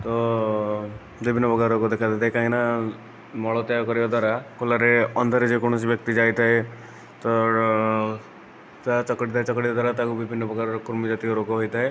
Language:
Odia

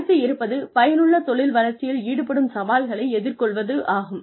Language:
Tamil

